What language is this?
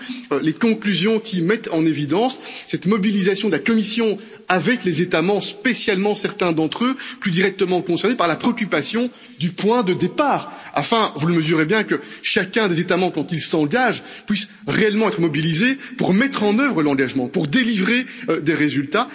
French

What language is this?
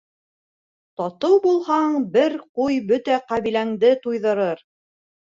Bashkir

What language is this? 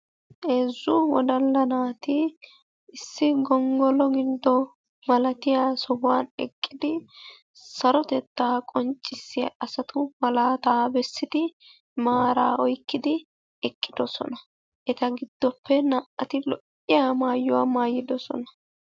Wolaytta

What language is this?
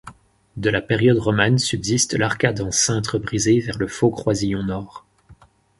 French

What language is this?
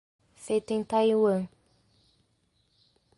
Portuguese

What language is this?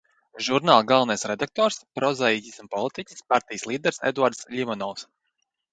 Latvian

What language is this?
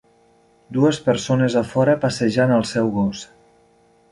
Catalan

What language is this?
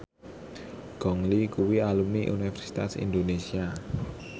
Javanese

